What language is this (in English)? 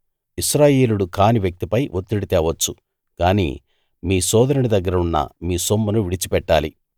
Telugu